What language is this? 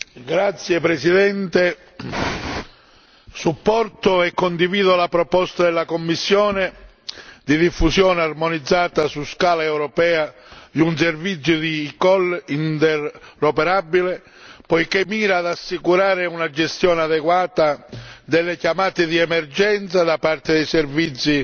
Italian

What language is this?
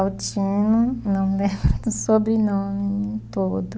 Portuguese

